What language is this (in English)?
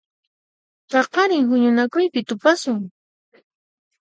Puno Quechua